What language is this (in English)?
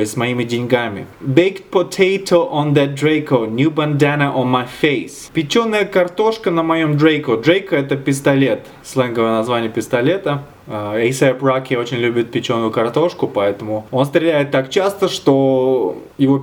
Russian